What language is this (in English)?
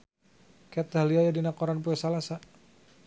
Sundanese